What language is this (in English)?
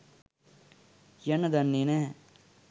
Sinhala